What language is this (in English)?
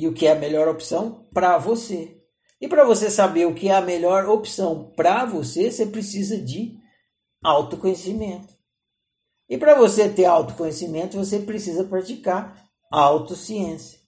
Portuguese